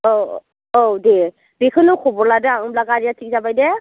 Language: Bodo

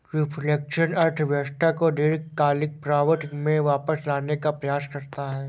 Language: Hindi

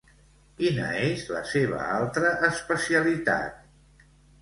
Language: Catalan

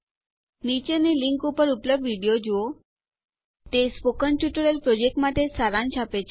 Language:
Gujarati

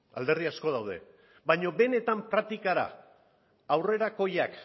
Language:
Basque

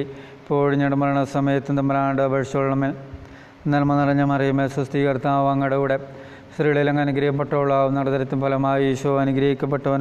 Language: Malayalam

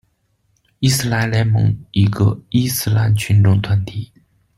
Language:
Chinese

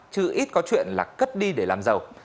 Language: Vietnamese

